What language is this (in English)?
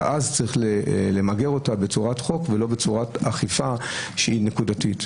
Hebrew